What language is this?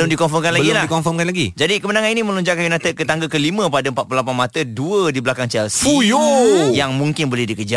Malay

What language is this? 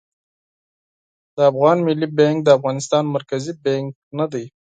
Pashto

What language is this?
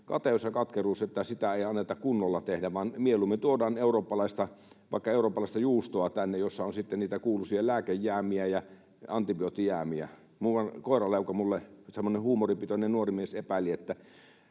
Finnish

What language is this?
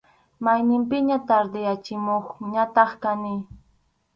Arequipa-La Unión Quechua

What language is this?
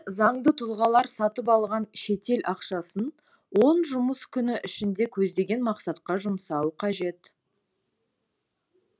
Kazakh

